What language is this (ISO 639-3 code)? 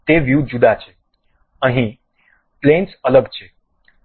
guj